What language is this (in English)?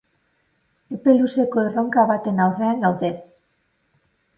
Basque